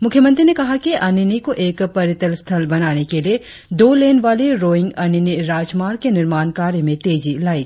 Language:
Hindi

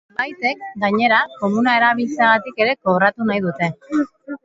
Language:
Basque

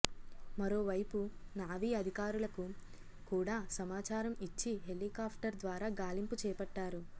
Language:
Telugu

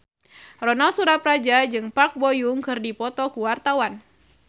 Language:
Sundanese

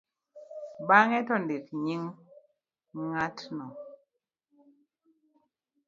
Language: Luo (Kenya and Tanzania)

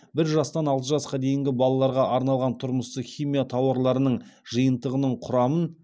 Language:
Kazakh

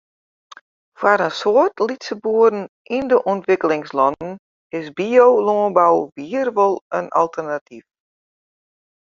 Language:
Western Frisian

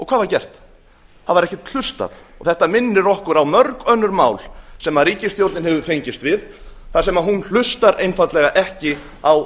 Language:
Icelandic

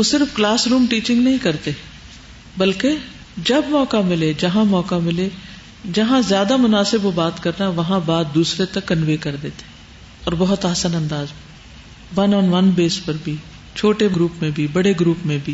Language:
Urdu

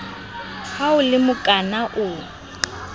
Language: Southern Sotho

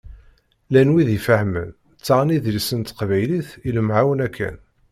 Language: Kabyle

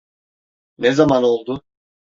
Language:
Turkish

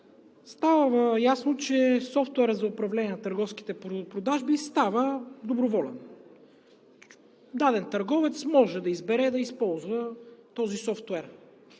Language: Bulgarian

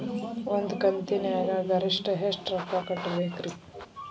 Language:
Kannada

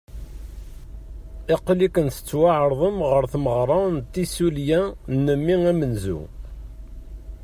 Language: Kabyle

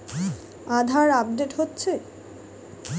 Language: Bangla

